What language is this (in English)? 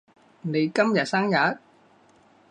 Cantonese